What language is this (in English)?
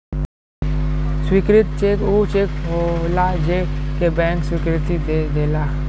Bhojpuri